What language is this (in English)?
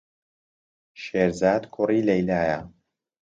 Central Kurdish